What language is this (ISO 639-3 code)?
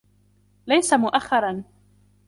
ara